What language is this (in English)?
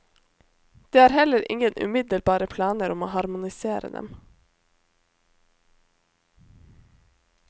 Norwegian